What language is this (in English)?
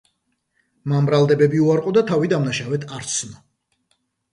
Georgian